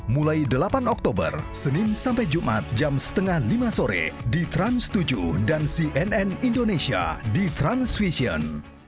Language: Indonesian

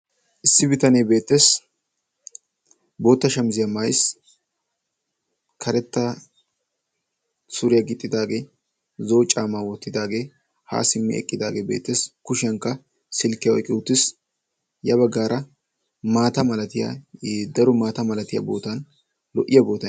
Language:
Wolaytta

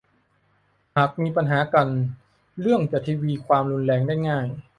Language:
Thai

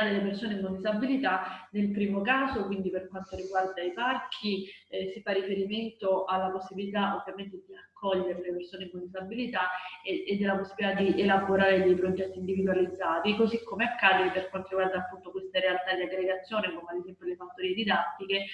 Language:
Italian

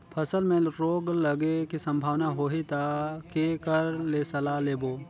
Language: Chhattisgarhi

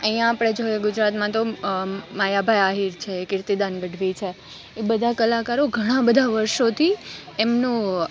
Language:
Gujarati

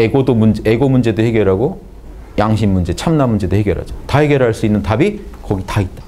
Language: Korean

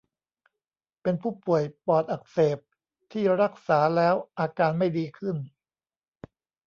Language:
Thai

